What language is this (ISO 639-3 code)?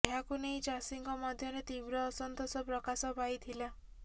ori